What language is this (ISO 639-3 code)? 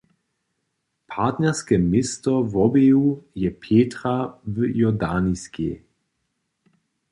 hsb